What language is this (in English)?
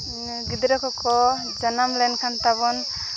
Santali